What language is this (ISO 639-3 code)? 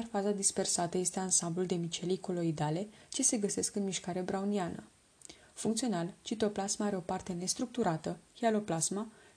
ron